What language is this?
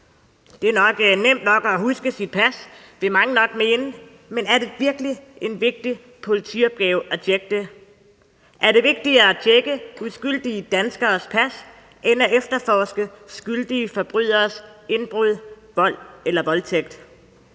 Danish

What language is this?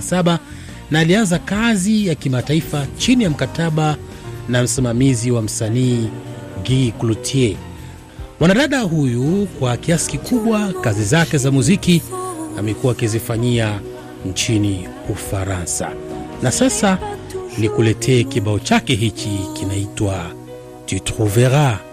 Swahili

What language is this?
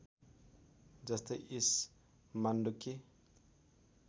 Nepali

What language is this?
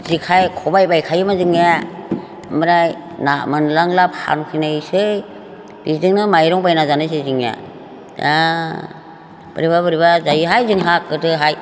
Bodo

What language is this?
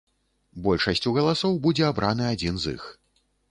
Belarusian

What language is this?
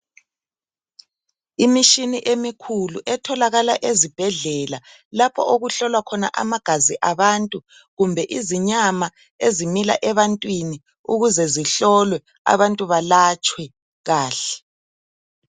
North Ndebele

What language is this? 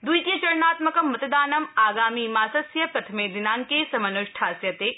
Sanskrit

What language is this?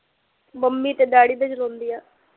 Punjabi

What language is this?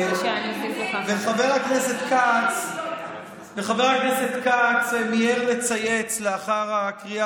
Hebrew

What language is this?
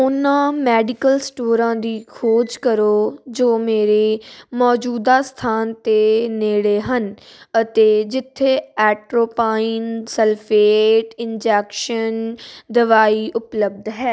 Punjabi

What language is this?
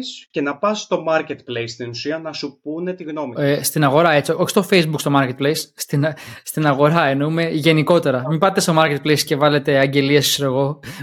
Greek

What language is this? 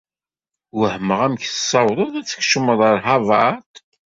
Kabyle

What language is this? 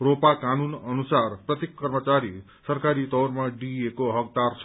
Nepali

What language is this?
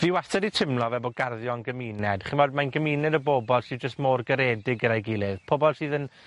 Welsh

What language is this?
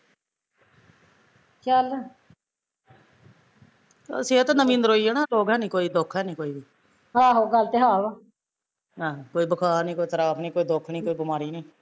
Punjabi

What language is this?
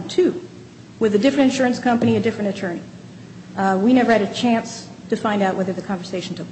English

